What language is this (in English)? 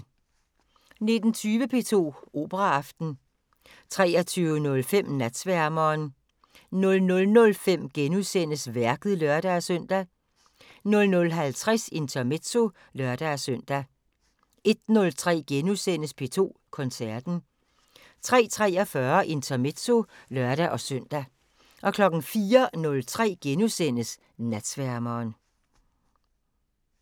Danish